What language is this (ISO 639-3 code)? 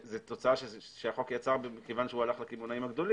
heb